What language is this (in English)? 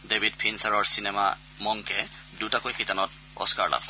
Assamese